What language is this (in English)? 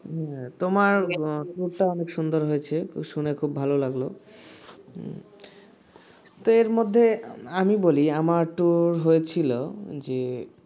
Bangla